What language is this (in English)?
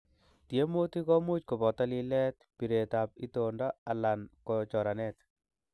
Kalenjin